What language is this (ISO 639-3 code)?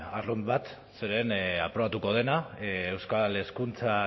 eus